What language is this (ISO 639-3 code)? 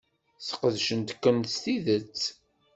kab